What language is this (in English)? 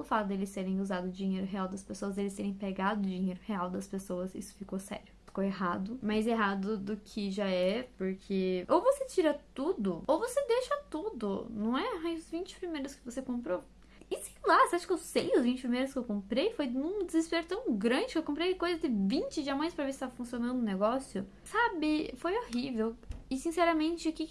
Portuguese